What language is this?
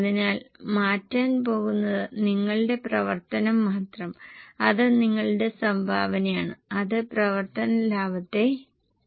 Malayalam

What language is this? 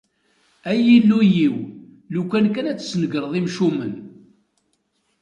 Kabyle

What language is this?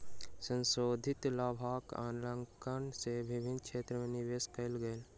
Maithili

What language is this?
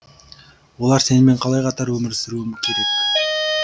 Kazakh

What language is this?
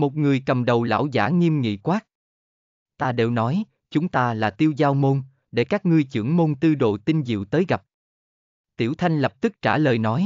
Vietnamese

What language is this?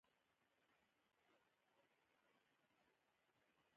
Pashto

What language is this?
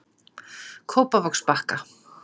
Icelandic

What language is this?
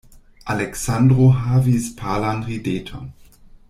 Esperanto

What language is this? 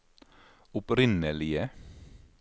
Norwegian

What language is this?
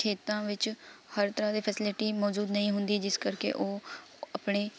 Punjabi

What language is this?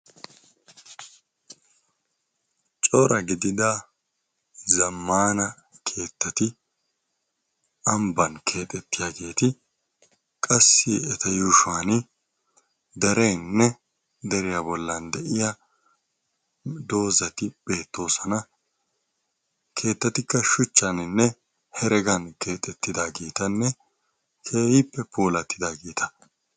Wolaytta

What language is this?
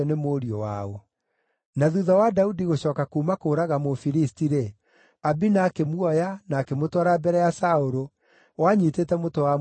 Kikuyu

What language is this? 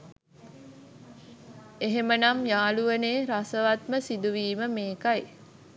Sinhala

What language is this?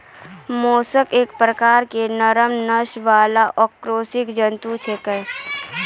Maithili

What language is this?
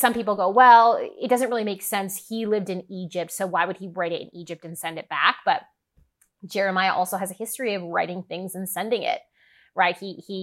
English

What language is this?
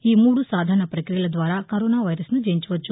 Telugu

